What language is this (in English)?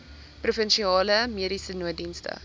Afrikaans